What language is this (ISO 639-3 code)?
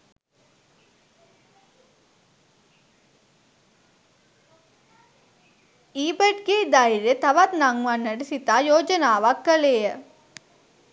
sin